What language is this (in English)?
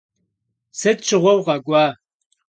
Kabardian